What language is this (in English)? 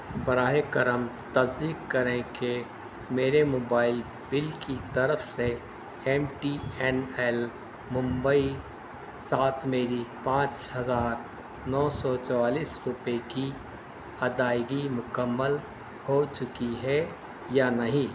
Urdu